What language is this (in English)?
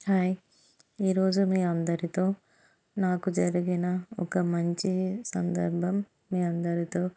Telugu